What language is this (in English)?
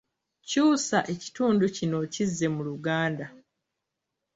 Ganda